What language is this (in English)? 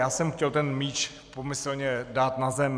Czech